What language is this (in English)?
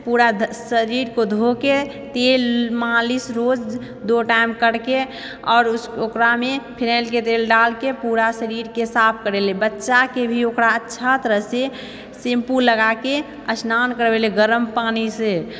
Maithili